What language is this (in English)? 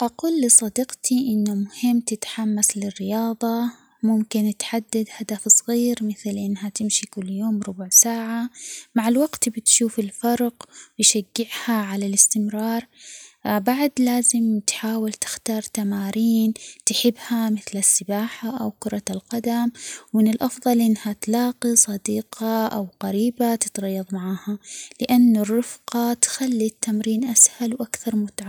Omani Arabic